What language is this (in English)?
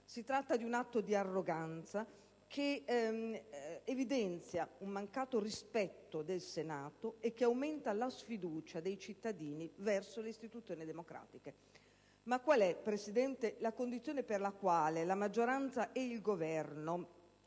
Italian